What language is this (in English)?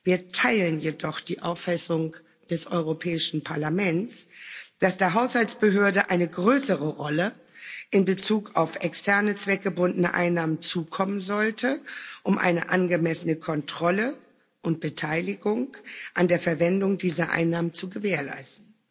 German